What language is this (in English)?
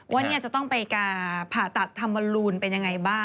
Thai